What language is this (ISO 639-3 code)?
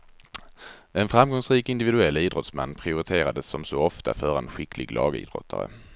swe